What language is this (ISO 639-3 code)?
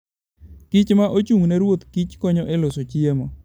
luo